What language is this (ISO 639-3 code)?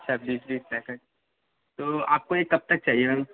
urd